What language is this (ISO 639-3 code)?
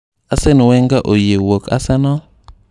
luo